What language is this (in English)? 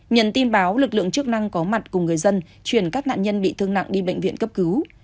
Vietnamese